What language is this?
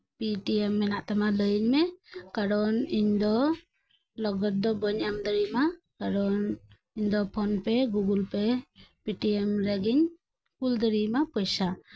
Santali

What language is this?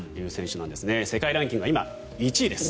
Japanese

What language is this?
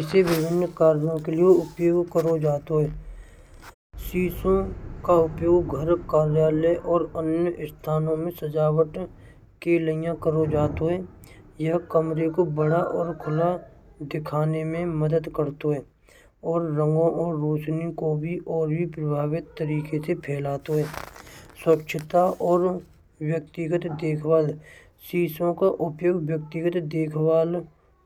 Braj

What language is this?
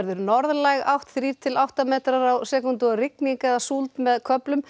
Icelandic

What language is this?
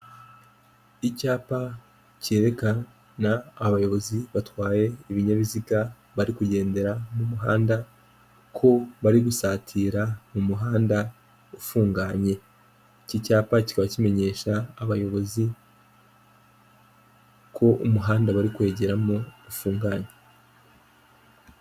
Kinyarwanda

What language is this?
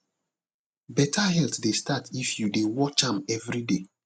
Nigerian Pidgin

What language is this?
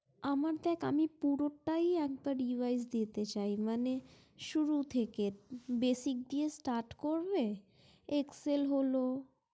Bangla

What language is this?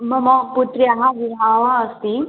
Sanskrit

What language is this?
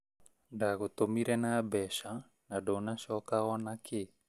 Kikuyu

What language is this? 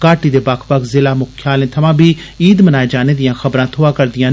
Dogri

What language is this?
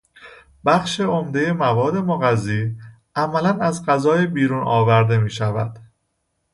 Persian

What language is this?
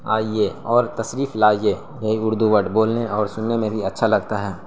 Urdu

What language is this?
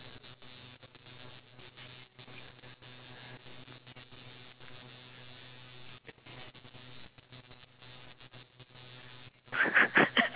English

